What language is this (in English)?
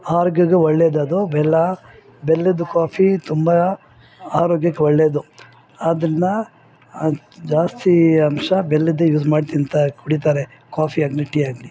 Kannada